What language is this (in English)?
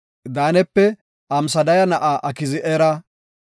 Gofa